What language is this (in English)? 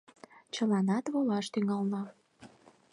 Mari